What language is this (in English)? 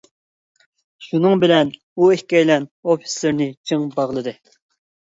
Uyghur